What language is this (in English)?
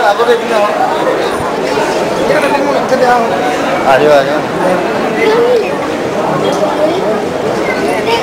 Arabic